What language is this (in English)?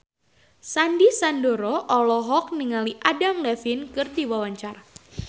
Sundanese